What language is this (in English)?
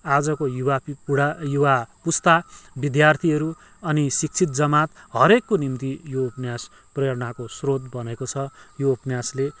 Nepali